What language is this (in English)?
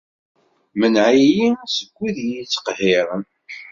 Kabyle